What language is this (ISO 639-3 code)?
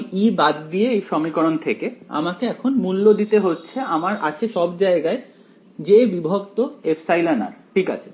ben